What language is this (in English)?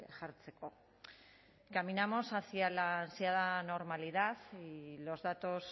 Spanish